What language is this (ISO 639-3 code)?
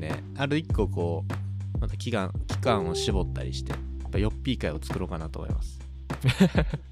jpn